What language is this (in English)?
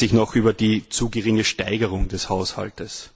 German